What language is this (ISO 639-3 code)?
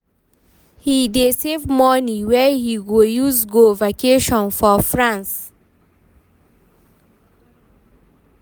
pcm